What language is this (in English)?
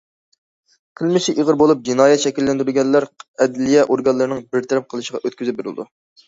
Uyghur